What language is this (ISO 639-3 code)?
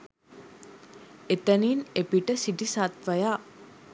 sin